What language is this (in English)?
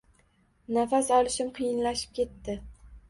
Uzbek